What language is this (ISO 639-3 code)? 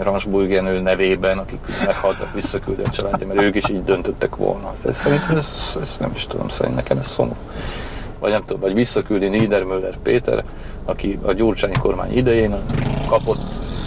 hun